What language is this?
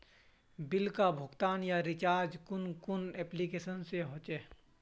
Magahi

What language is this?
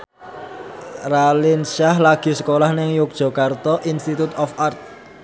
Javanese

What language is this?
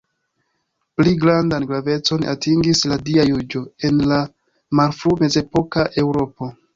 Esperanto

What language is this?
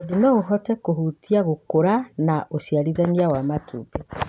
Kikuyu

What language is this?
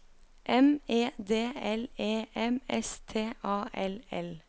Norwegian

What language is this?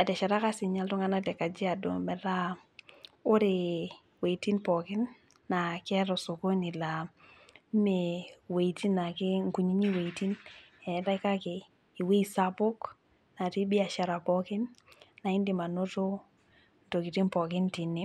Masai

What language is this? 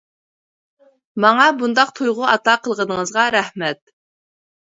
Uyghur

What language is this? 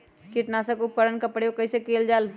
Magahi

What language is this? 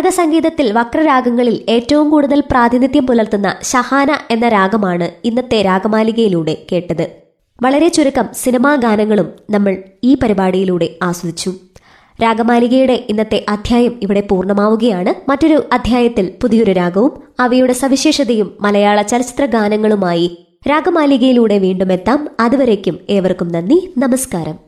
Malayalam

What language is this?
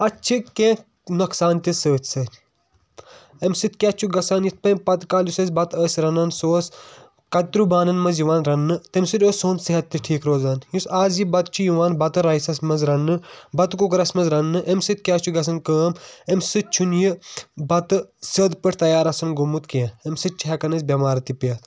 Kashmiri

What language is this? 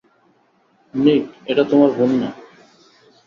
Bangla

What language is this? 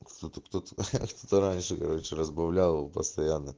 Russian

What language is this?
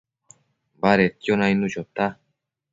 Matsés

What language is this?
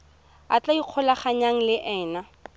Tswana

